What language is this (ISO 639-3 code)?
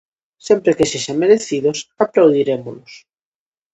glg